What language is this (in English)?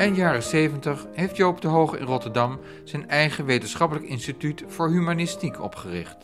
Dutch